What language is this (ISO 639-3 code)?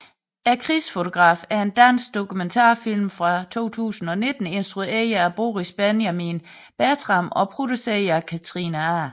dan